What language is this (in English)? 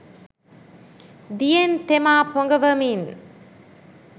Sinhala